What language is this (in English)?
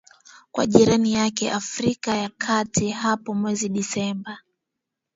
Swahili